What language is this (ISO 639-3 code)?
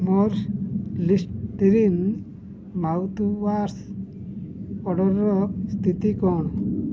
ori